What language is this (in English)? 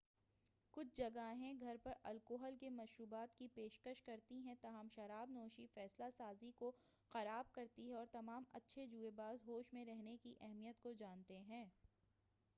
Urdu